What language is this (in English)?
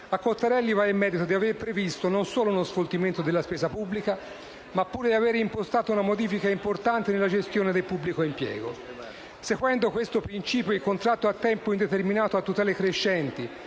Italian